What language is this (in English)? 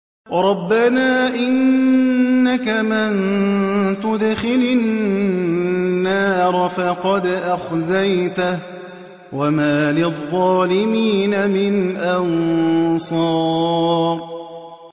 Arabic